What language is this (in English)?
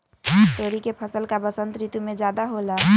Magahi